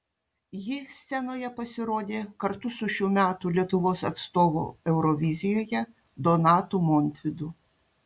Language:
Lithuanian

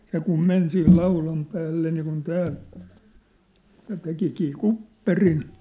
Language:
Finnish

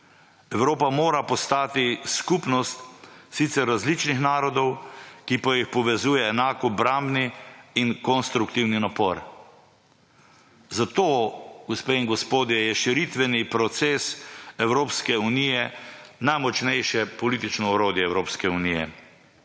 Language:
Slovenian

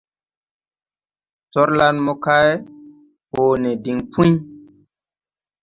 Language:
Tupuri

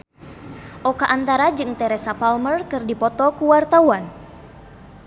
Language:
Sundanese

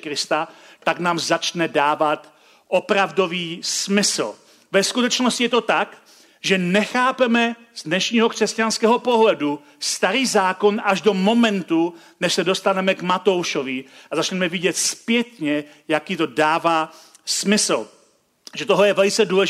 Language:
Czech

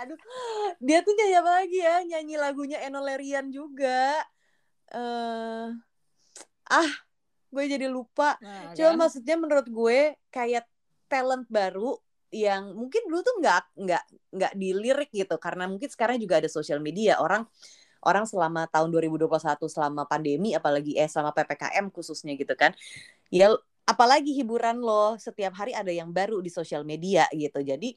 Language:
Indonesian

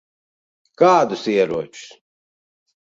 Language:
Latvian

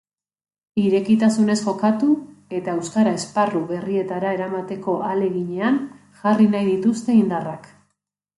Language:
Basque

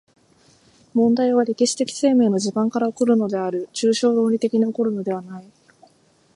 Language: Japanese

